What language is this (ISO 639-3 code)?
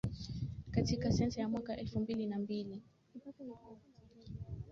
swa